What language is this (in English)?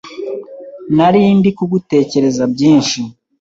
Kinyarwanda